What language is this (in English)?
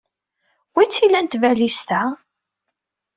Kabyle